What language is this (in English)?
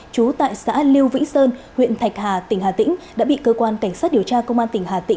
Vietnamese